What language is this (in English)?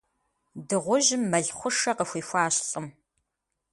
Kabardian